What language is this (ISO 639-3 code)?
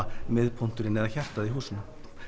isl